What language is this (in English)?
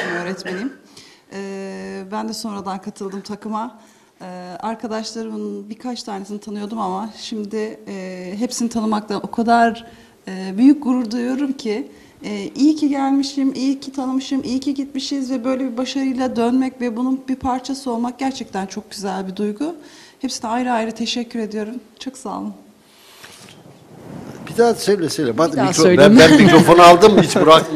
Turkish